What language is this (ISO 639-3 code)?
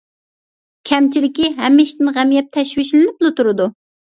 uig